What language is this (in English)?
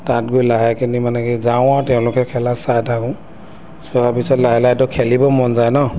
Assamese